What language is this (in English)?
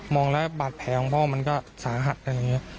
Thai